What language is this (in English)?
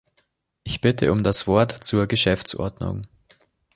German